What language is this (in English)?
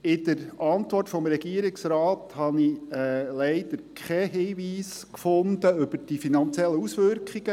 Swiss German